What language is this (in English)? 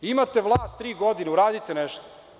Serbian